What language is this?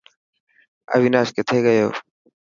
Dhatki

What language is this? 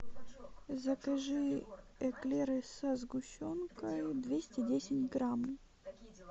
Russian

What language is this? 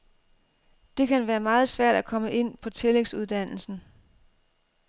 Danish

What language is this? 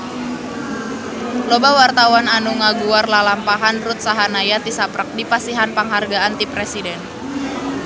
Sundanese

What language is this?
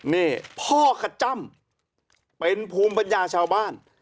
Thai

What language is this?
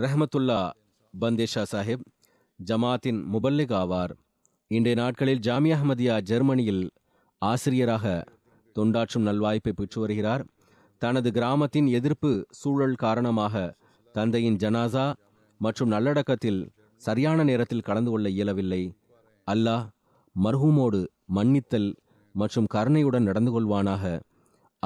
Tamil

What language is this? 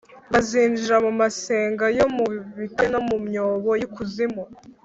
Kinyarwanda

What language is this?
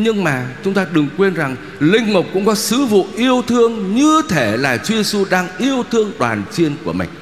Vietnamese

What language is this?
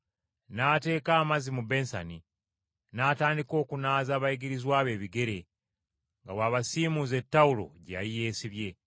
Ganda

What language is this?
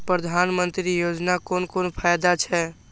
Maithili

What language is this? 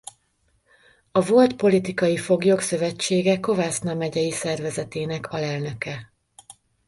Hungarian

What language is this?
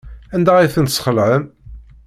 Kabyle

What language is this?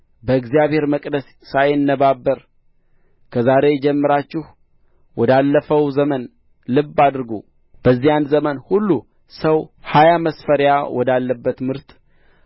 Amharic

